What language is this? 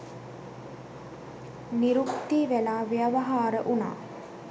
Sinhala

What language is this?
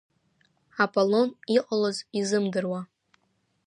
Abkhazian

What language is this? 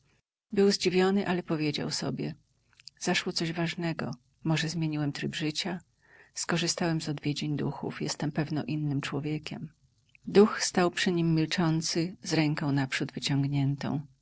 Polish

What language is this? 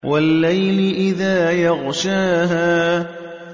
Arabic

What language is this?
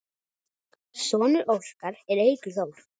Icelandic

